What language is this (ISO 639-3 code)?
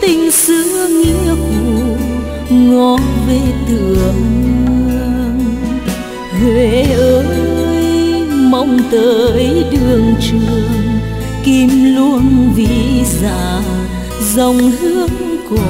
vie